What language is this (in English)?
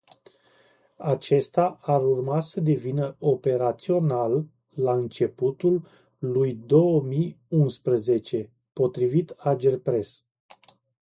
Romanian